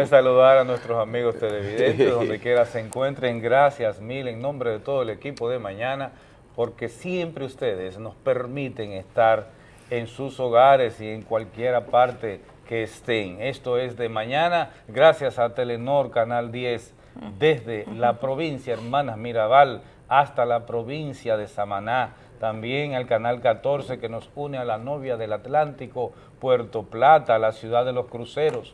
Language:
Spanish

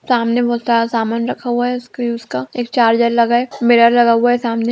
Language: Magahi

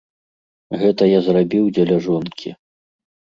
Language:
Belarusian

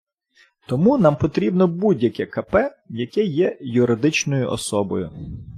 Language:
Ukrainian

